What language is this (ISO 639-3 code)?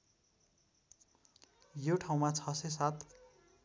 nep